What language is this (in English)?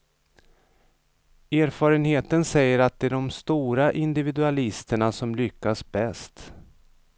Swedish